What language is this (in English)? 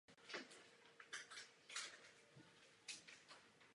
Czech